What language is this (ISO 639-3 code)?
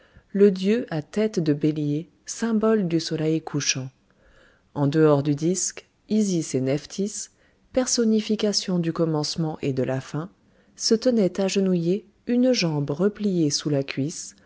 fra